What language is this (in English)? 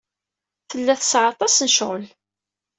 Kabyle